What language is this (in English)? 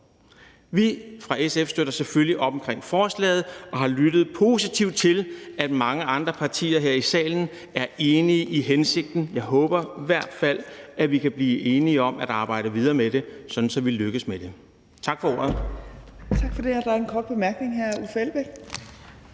Danish